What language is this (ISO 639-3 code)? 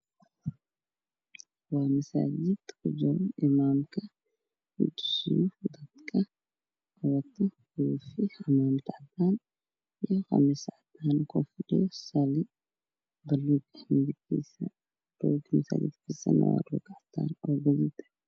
som